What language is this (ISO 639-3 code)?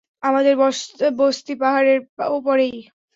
ben